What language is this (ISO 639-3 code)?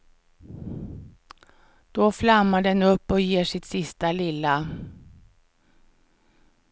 swe